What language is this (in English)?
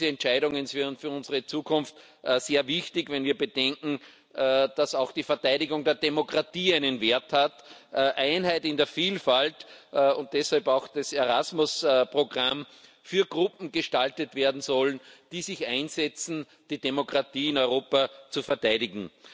German